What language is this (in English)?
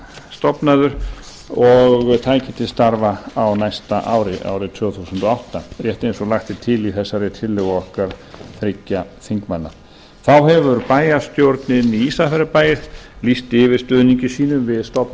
Icelandic